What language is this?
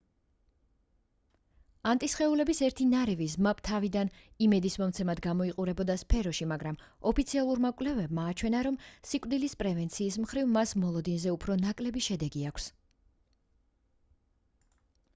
Georgian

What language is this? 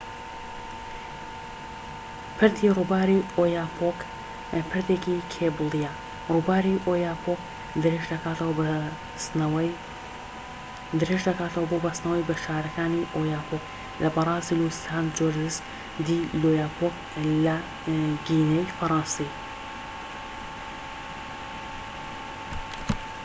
Central Kurdish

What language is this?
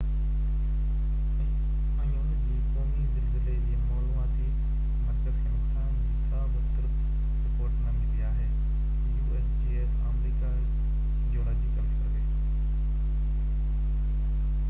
Sindhi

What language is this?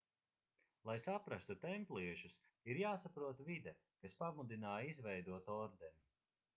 Latvian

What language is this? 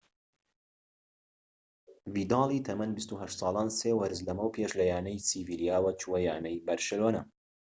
Central Kurdish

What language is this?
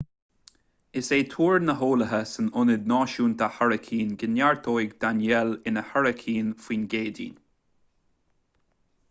Irish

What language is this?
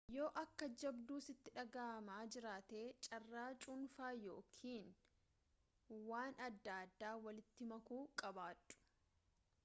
Oromo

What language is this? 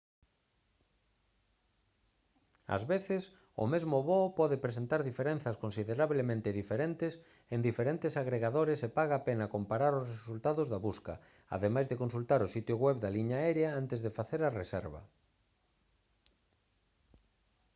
Galician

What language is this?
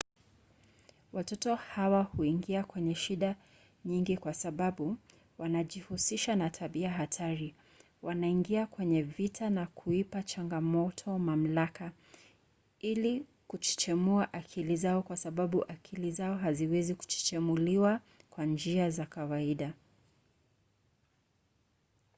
Swahili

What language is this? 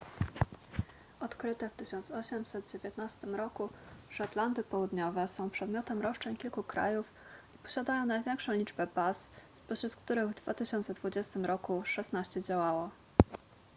Polish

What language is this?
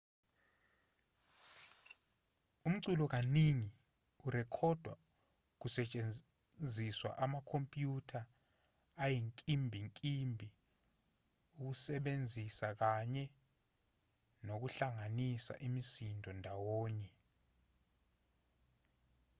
Zulu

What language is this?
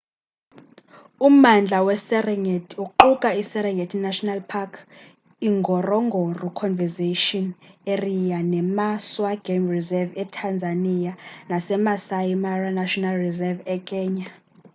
Xhosa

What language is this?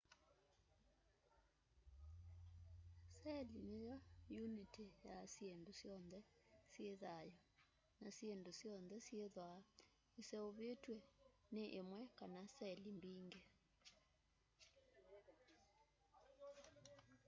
Kamba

